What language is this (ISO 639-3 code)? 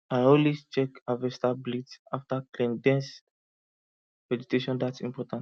pcm